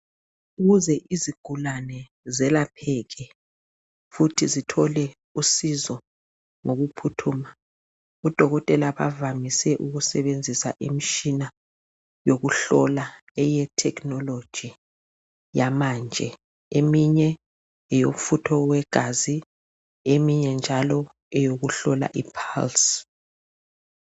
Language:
North Ndebele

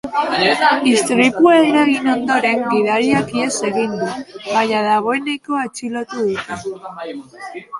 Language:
Basque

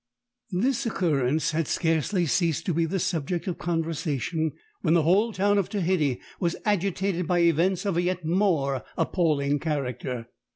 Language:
English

